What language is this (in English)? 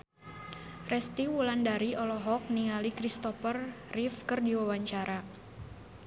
Sundanese